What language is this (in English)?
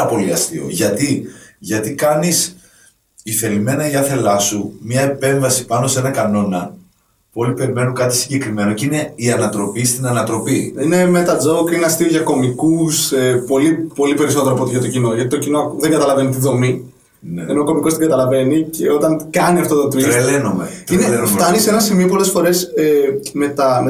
Greek